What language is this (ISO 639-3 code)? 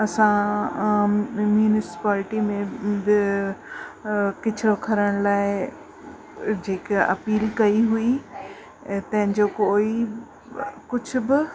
snd